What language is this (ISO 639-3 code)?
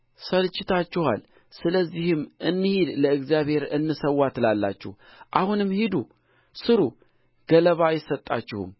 amh